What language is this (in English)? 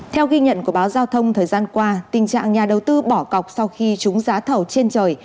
Vietnamese